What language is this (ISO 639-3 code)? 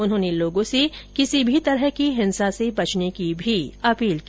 hin